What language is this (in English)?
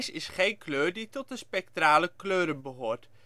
Dutch